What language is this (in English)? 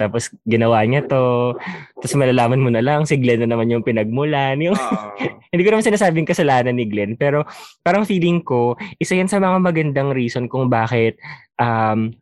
Filipino